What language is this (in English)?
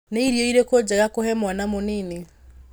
Kikuyu